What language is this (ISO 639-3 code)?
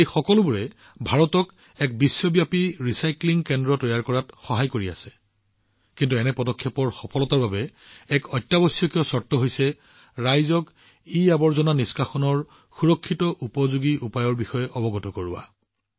asm